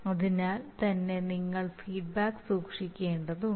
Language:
Malayalam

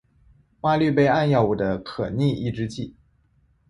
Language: Chinese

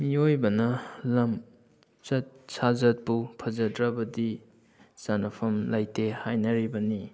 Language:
Manipuri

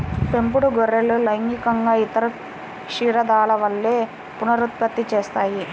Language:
Telugu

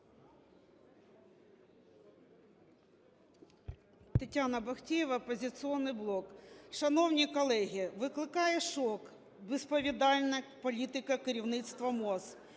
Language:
Ukrainian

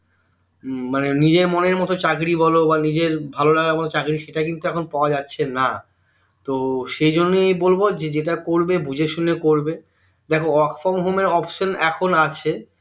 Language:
Bangla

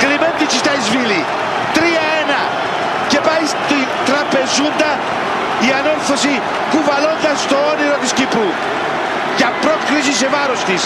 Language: Greek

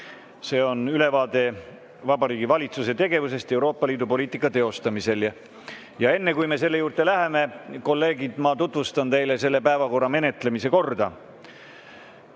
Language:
Estonian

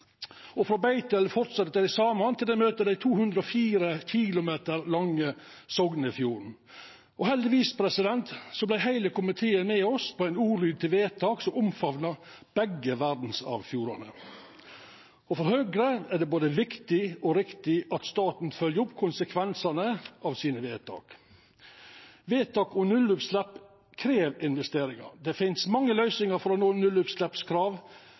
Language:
Norwegian Nynorsk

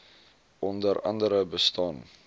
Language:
Afrikaans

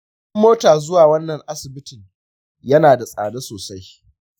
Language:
Hausa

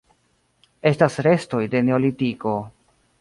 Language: Esperanto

